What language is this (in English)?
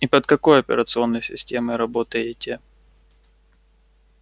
Russian